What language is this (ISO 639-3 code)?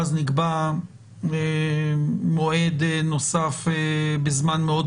heb